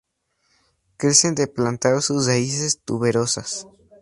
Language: Spanish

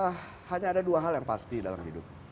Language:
Indonesian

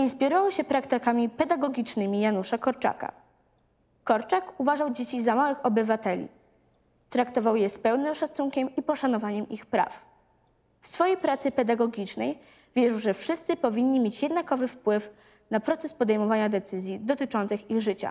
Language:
Polish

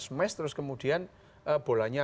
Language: Indonesian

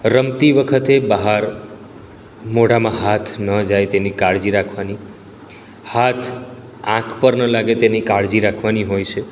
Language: Gujarati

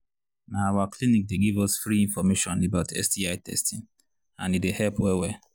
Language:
Nigerian Pidgin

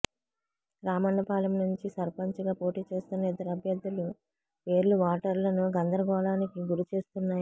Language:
Telugu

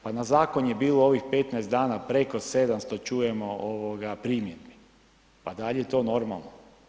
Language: Croatian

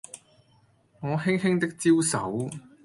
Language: Cantonese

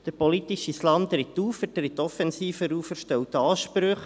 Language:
Swiss German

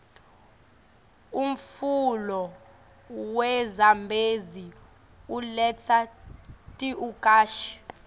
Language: Swati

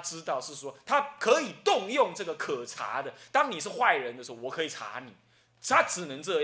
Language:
Chinese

